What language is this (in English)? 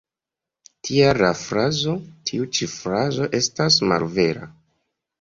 Esperanto